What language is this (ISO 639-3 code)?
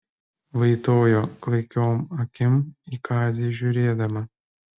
lit